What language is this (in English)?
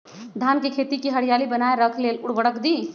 Magahi